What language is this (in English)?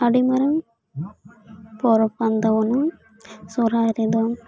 Santali